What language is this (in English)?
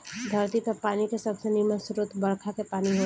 Bhojpuri